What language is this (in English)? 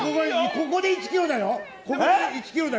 Japanese